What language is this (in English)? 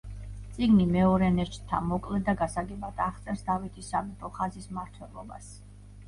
Georgian